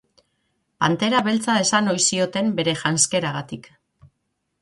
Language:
Basque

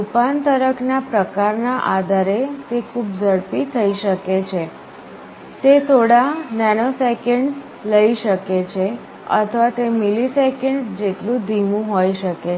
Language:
Gujarati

